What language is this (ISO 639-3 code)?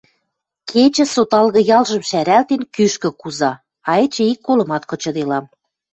mrj